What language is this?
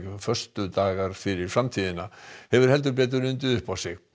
Icelandic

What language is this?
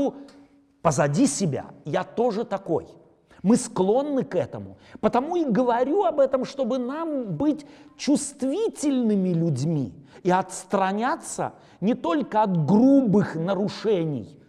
Russian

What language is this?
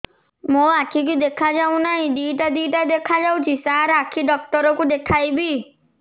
Odia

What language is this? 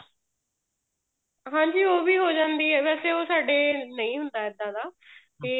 Punjabi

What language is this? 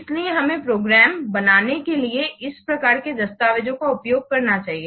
Hindi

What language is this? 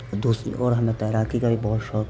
Urdu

